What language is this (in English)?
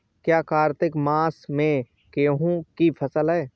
Hindi